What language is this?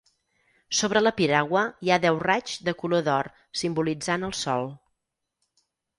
Catalan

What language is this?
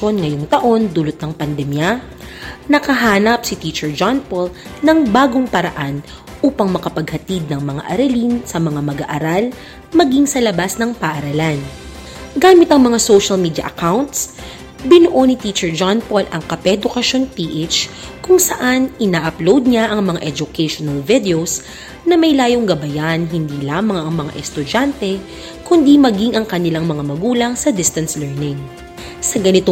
Filipino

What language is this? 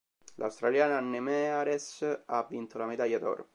Italian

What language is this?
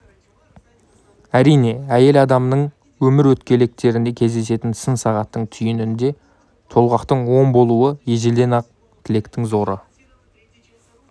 Kazakh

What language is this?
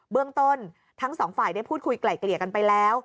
Thai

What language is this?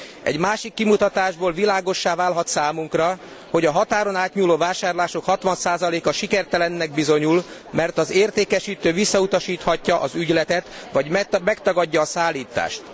Hungarian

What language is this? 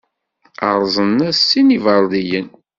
Kabyle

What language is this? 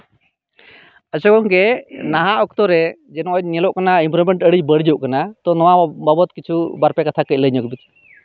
Santali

